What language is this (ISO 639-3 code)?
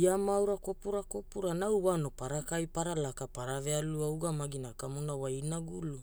hul